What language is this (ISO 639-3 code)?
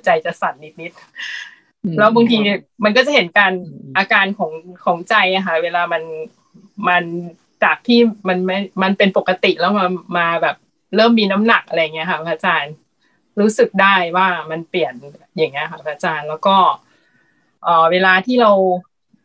tha